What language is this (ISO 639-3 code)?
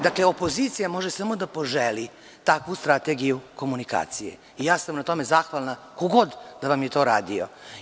srp